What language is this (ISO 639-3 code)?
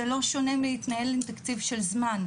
heb